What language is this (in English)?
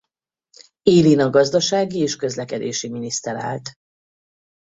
Hungarian